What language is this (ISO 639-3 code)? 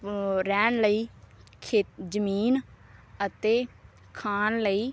pan